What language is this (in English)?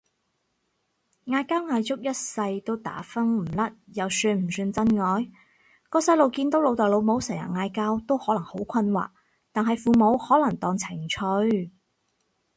Cantonese